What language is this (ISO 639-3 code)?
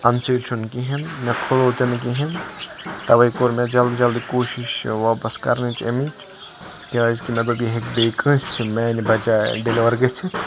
kas